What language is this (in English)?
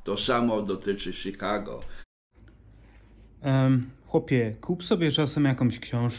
Polish